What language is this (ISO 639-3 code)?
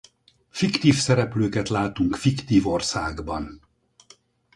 hun